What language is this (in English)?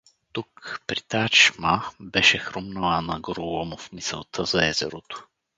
Bulgarian